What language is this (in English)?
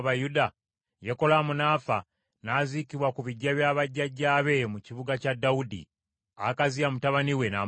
Ganda